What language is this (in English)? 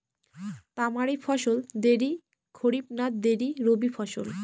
Bangla